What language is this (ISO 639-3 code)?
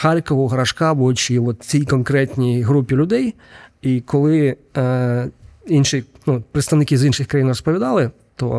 ukr